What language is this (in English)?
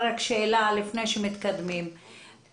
Hebrew